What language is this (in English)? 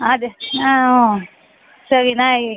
Kannada